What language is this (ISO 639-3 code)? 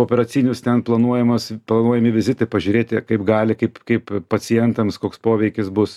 lit